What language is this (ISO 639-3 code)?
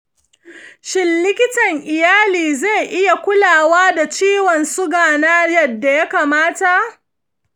hau